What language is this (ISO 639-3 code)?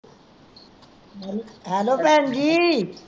pan